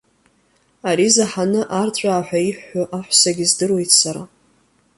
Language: Abkhazian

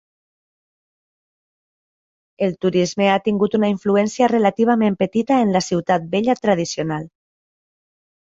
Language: Catalan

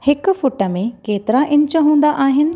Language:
Sindhi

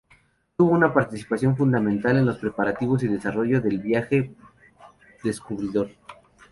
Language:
Spanish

